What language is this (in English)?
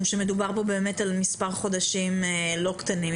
Hebrew